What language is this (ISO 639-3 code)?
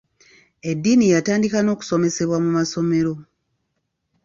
lug